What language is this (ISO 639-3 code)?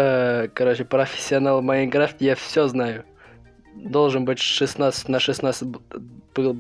rus